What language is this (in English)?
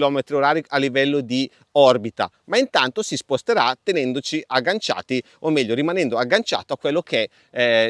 Italian